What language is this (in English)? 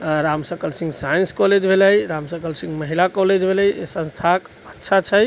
Maithili